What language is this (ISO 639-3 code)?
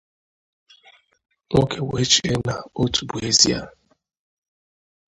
ibo